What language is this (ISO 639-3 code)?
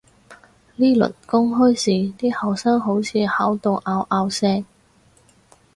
yue